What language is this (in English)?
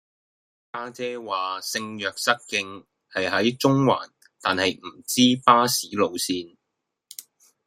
Cantonese